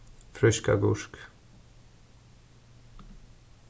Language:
Faroese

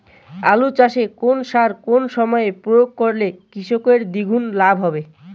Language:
Bangla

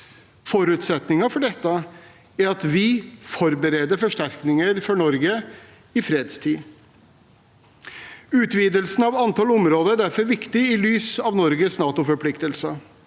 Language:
Norwegian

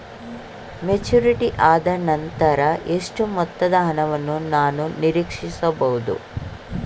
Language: Kannada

